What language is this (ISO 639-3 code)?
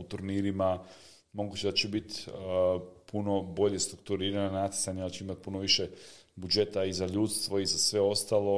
hrv